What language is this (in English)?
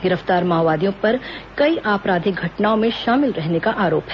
Hindi